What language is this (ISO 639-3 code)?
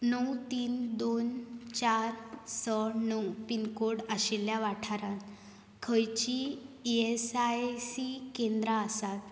kok